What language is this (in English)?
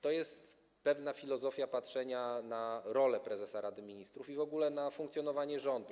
Polish